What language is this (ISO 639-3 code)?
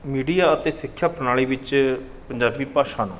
pan